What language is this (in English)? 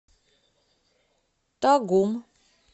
Russian